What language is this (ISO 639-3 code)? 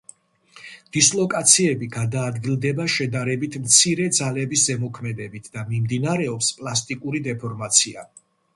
kat